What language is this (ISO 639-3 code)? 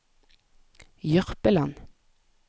nor